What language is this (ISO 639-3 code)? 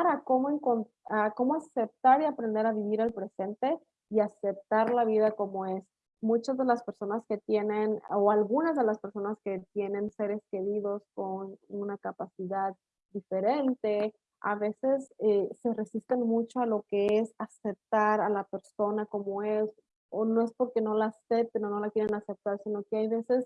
spa